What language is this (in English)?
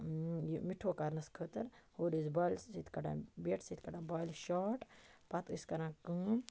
Kashmiri